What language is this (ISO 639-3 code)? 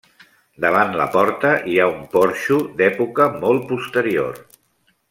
cat